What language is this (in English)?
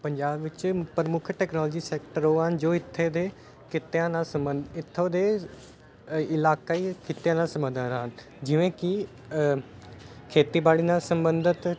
Punjabi